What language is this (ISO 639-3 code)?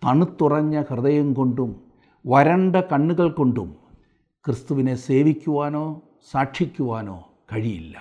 mal